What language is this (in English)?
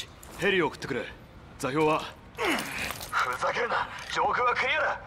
Japanese